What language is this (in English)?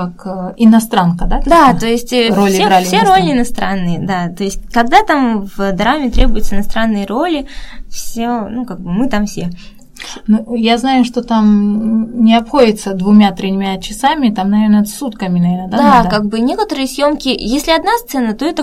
Russian